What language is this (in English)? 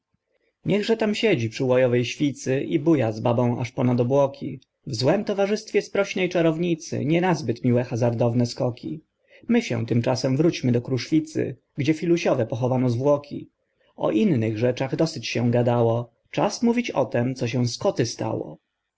Polish